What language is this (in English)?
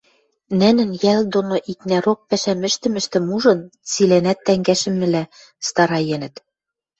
Western Mari